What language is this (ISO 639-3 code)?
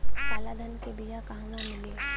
bho